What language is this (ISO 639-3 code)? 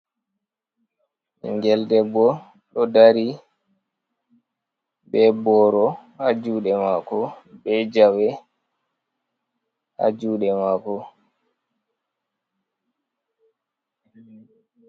ful